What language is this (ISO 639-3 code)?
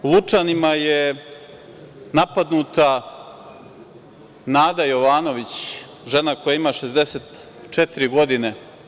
srp